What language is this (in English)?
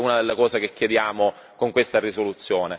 Italian